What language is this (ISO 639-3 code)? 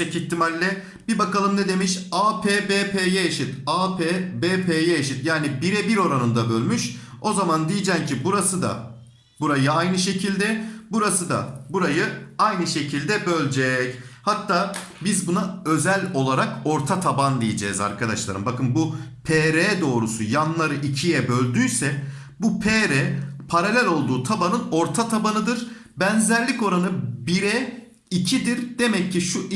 tur